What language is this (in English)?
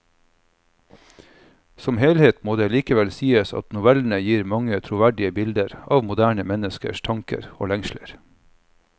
Norwegian